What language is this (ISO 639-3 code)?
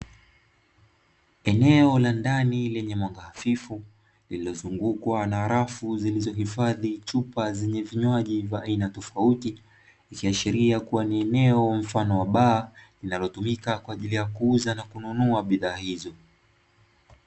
swa